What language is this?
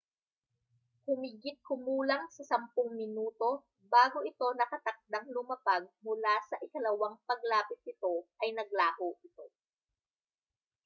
Filipino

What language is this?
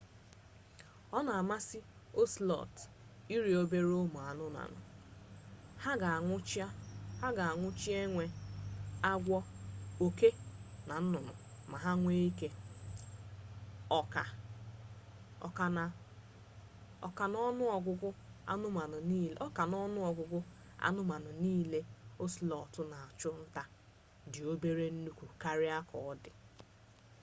Igbo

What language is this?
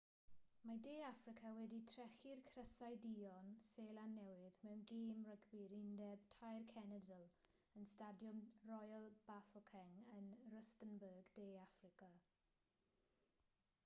Welsh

